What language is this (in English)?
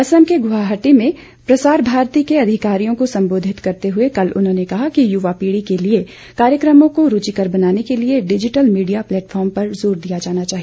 Hindi